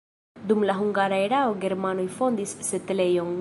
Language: Esperanto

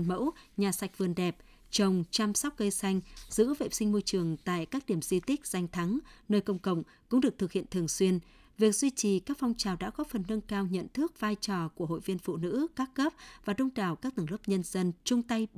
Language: Vietnamese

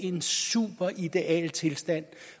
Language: Danish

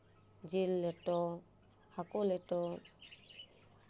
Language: Santali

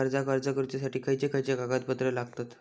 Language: Marathi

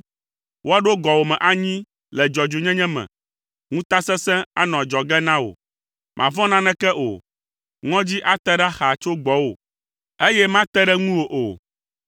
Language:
Ewe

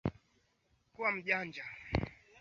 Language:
Swahili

